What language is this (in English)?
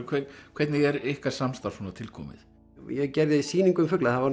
Icelandic